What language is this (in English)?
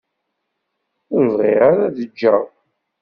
Kabyle